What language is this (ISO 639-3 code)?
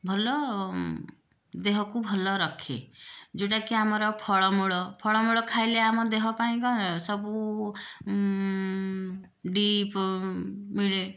ori